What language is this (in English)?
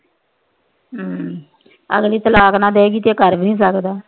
Punjabi